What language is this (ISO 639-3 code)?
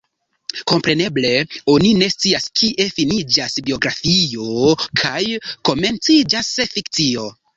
epo